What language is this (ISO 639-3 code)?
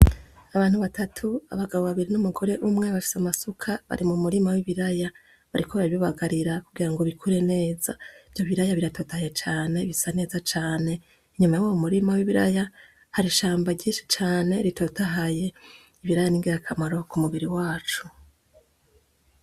run